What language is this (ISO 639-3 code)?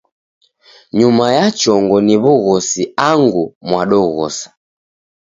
dav